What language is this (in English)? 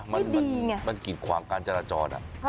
Thai